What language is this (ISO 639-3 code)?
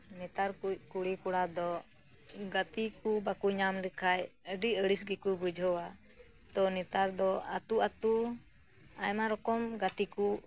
sat